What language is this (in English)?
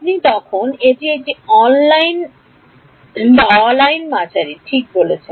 Bangla